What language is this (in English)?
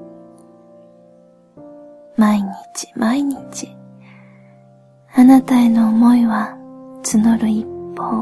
Japanese